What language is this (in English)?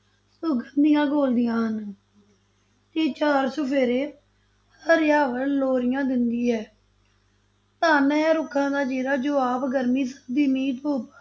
Punjabi